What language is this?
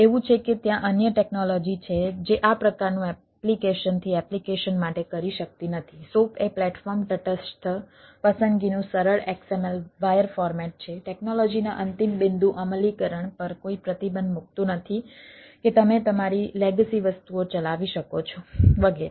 Gujarati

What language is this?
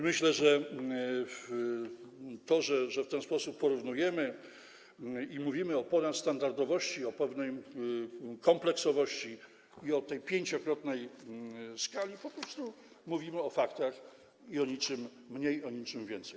Polish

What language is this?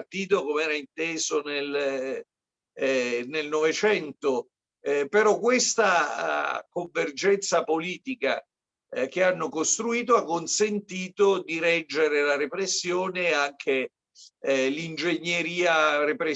Italian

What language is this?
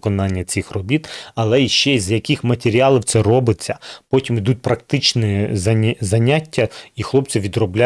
Ukrainian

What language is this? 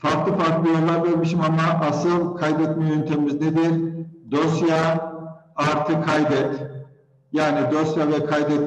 Turkish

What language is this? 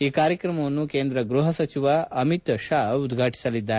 Kannada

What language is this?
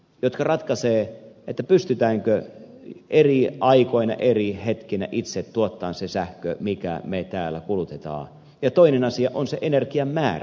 Finnish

